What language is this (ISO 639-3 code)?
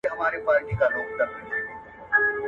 pus